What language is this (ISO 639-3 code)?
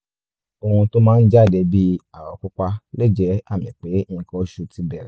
yor